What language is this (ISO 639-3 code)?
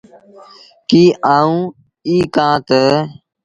sbn